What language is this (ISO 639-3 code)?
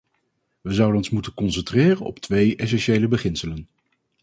nld